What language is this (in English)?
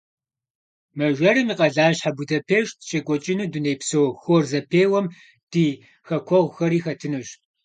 Kabardian